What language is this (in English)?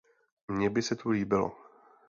Czech